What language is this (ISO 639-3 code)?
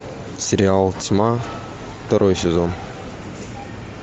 rus